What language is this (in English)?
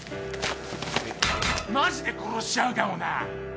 Japanese